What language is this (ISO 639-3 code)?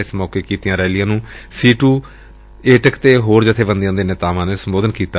pan